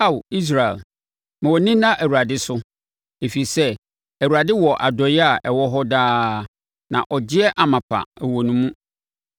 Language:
Akan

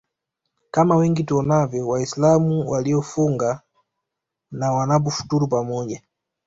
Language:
Swahili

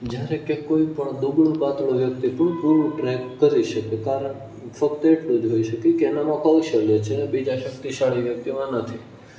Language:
Gujarati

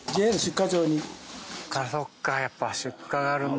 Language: Japanese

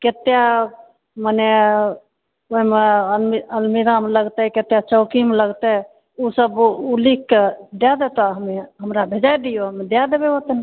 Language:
Maithili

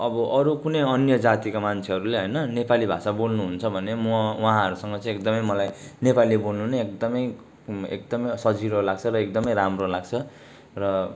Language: Nepali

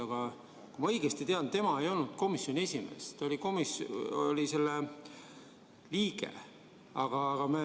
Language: Estonian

